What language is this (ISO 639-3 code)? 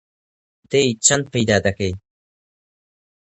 ckb